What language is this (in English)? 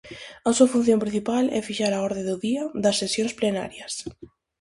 Galician